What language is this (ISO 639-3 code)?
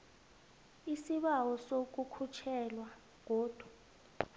nbl